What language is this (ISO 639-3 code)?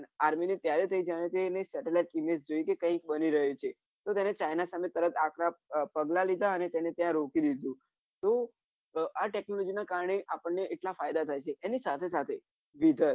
guj